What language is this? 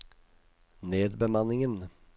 Norwegian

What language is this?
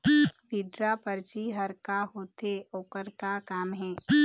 Chhattisgarhi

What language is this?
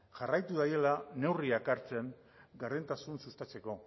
Basque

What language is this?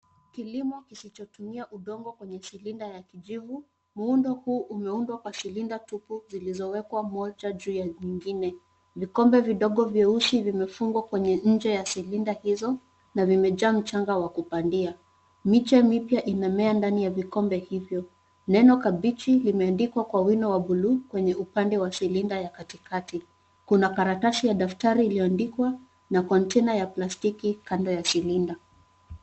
Swahili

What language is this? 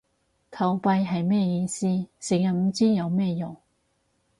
Cantonese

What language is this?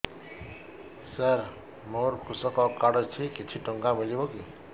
Odia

